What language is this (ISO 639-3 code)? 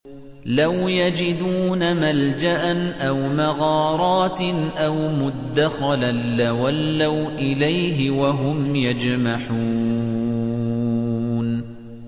ara